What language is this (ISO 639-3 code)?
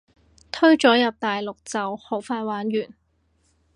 yue